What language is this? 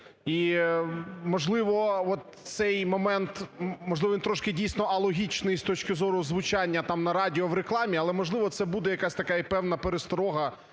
Ukrainian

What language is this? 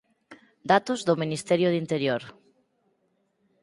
Galician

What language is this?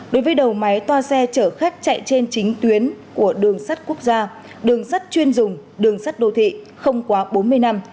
Vietnamese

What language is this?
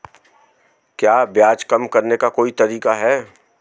Hindi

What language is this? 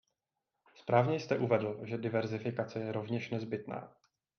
Czech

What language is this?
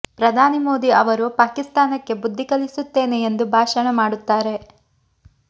Kannada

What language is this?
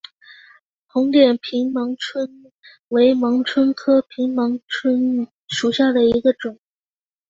Chinese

